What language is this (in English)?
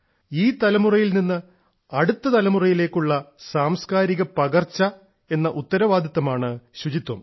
Malayalam